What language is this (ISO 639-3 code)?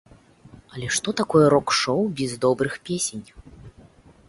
bel